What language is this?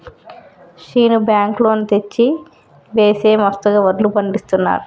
Telugu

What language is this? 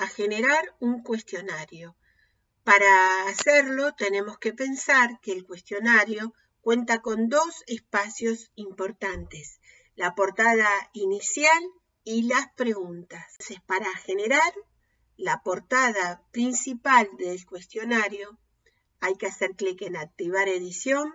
Spanish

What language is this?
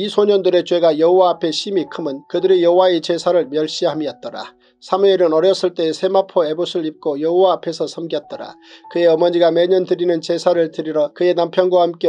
Korean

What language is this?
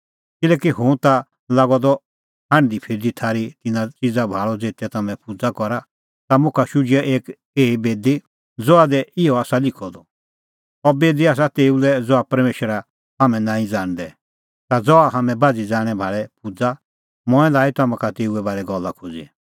Kullu Pahari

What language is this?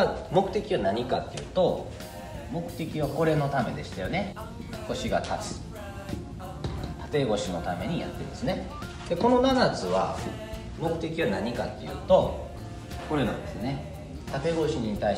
Japanese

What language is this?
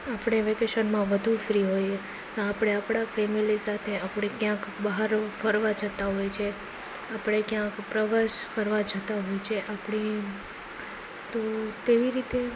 Gujarati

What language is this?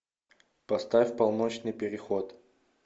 Russian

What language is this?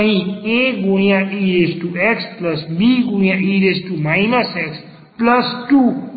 Gujarati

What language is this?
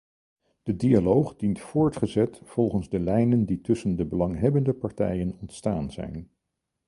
Dutch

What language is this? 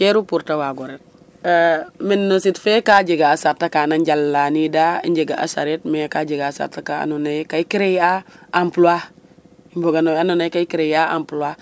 Serer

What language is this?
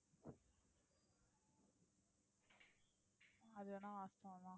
Tamil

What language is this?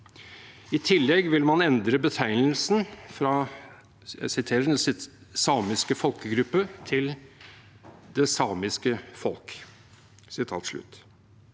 Norwegian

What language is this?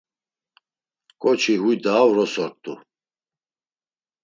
Laz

